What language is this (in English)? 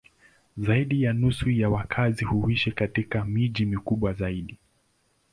Swahili